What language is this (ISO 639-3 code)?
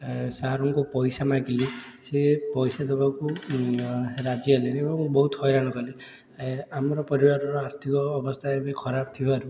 ori